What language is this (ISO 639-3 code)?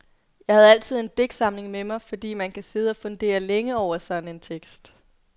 dan